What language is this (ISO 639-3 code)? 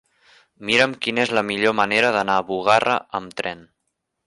cat